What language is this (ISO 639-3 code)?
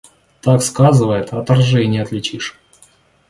rus